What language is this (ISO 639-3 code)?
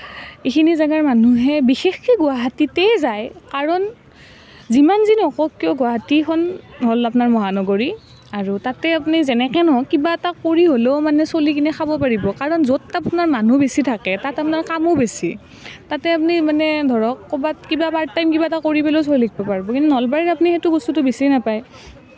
asm